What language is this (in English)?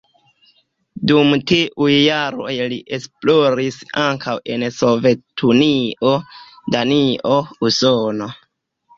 Esperanto